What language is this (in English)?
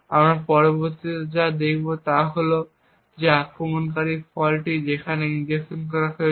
Bangla